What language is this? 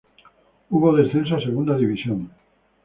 Spanish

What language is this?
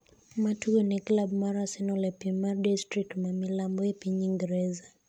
Luo (Kenya and Tanzania)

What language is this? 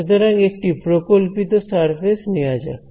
Bangla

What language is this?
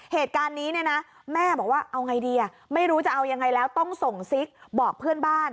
Thai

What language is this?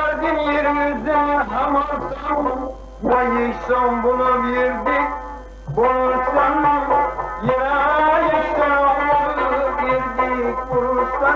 Uzbek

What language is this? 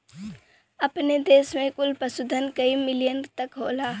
Bhojpuri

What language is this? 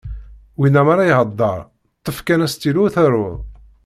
Kabyle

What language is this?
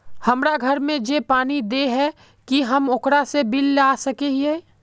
Magahi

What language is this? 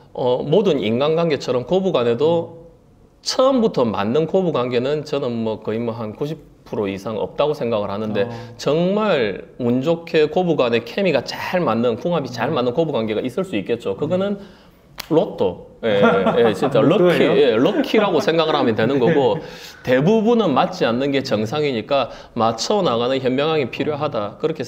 Korean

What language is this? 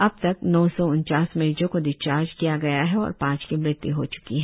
Hindi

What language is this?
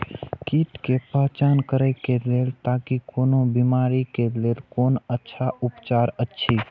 Maithili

